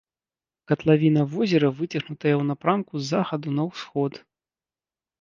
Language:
Belarusian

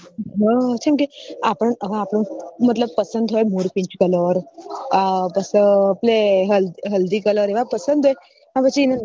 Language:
Gujarati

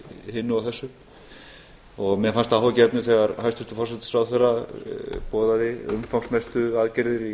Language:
Icelandic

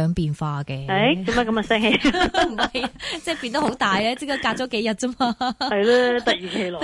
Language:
Chinese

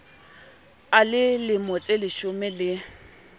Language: Southern Sotho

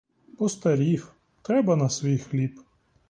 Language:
Ukrainian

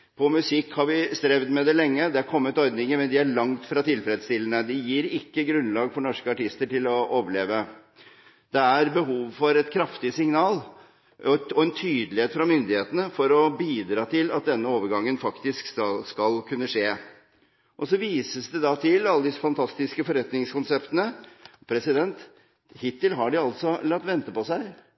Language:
Norwegian Bokmål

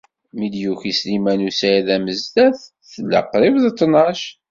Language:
Kabyle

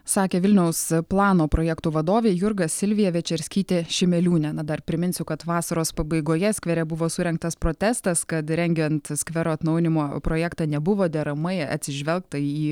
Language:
Lithuanian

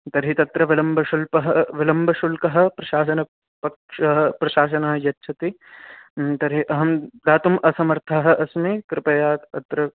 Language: Sanskrit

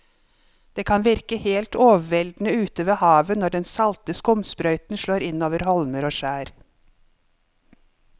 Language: Norwegian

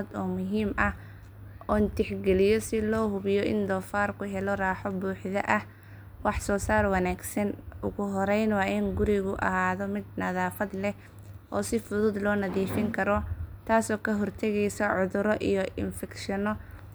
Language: Somali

